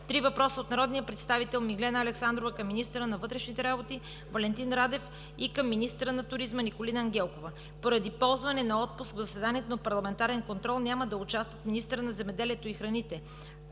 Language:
Bulgarian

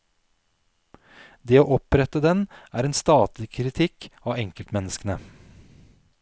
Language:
Norwegian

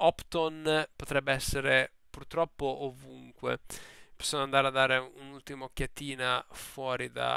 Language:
Italian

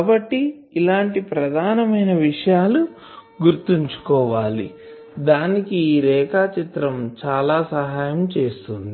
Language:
Telugu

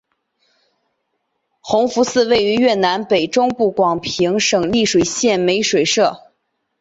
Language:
Chinese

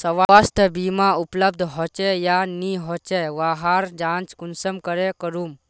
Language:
Magahi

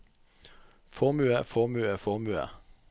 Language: Norwegian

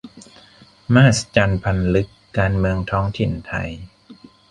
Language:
Thai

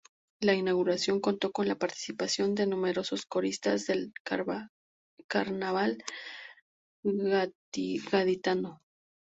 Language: Spanish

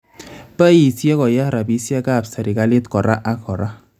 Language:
Kalenjin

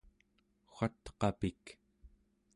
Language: Central Yupik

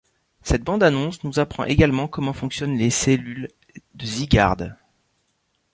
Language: French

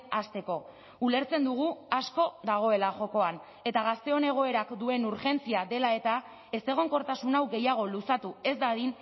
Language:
Basque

